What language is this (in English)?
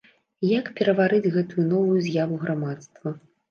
Belarusian